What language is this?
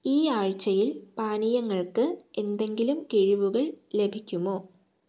Malayalam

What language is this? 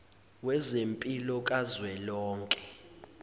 Zulu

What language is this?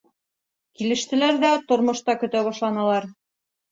Bashkir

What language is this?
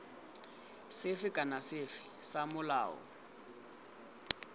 Tswana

